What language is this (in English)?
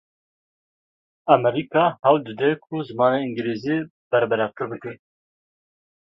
Kurdish